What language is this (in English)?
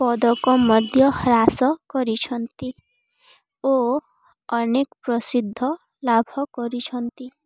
Odia